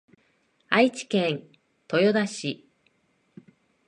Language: Japanese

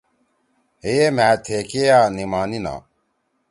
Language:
Torwali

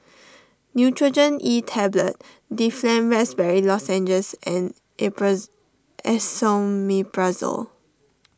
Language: English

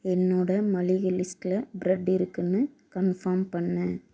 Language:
Tamil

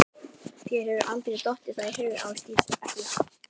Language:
Icelandic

